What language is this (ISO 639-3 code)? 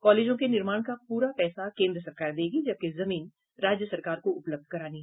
hin